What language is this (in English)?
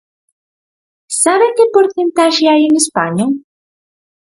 Galician